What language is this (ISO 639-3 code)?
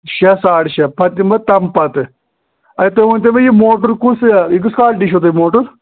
kas